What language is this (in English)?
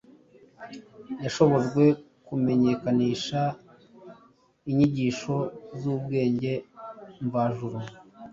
Kinyarwanda